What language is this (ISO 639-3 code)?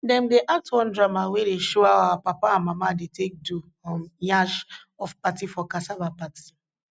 pcm